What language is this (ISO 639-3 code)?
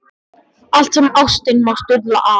isl